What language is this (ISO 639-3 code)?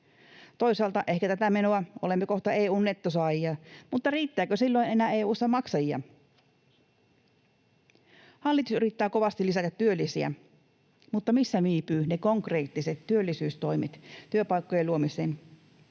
fin